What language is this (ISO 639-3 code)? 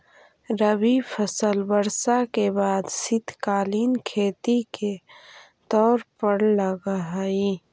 mag